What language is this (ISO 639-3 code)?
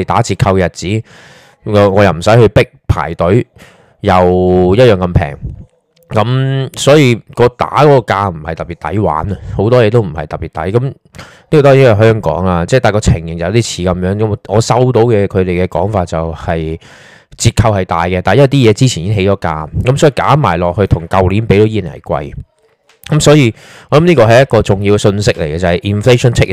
zho